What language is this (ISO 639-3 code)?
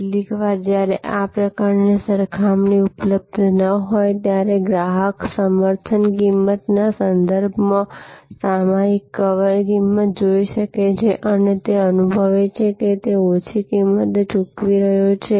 guj